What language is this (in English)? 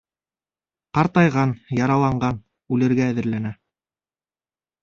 Bashkir